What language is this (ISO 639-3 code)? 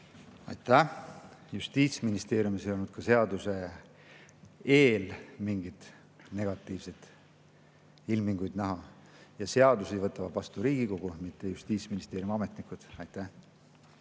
est